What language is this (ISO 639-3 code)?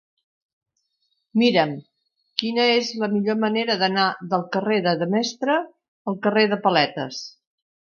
cat